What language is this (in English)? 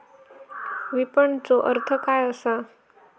Marathi